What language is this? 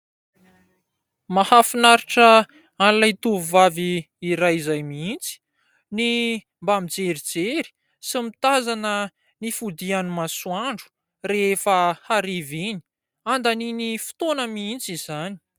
Malagasy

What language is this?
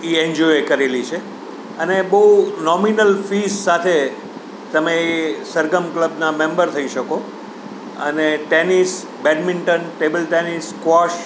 Gujarati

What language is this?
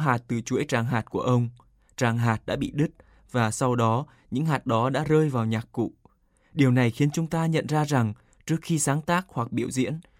Vietnamese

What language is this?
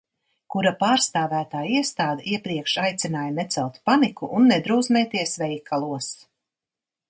Latvian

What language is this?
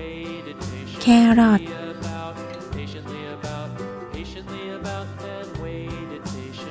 Thai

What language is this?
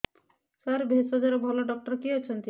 Odia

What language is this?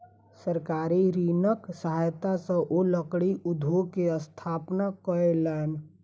Maithili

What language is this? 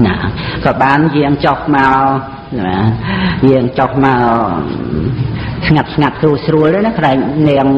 Khmer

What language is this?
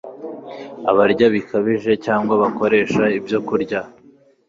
Kinyarwanda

